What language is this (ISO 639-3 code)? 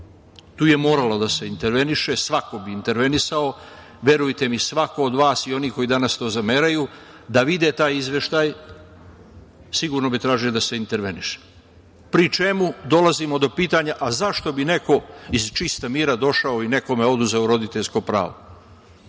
srp